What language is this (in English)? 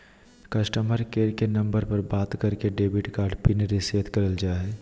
Magahi